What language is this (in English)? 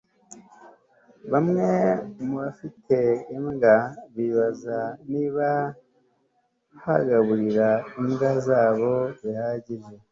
Kinyarwanda